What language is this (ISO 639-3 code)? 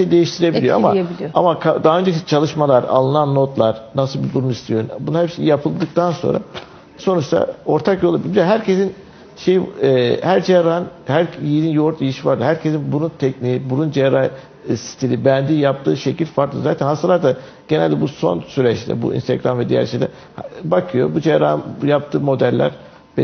tur